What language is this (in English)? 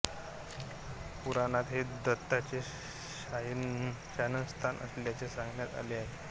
Marathi